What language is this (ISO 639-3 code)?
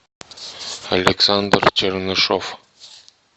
rus